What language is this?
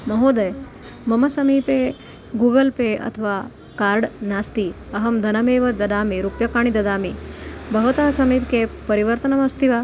Sanskrit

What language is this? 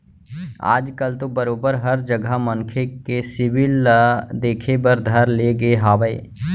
Chhattisgarhi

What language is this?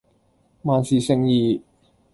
Cantonese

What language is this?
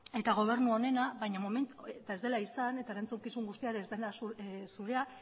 Basque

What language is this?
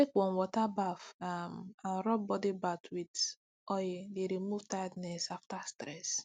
Nigerian Pidgin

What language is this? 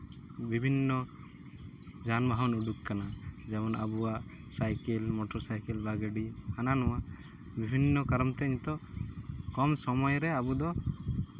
Santali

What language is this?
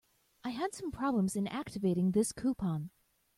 English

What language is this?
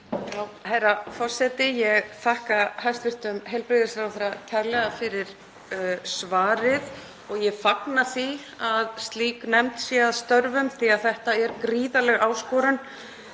Icelandic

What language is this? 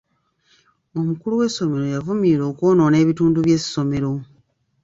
Ganda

